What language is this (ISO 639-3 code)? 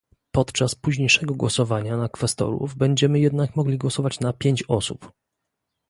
pol